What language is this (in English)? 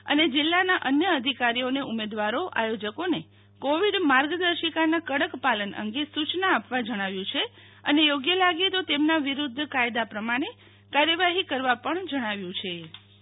Gujarati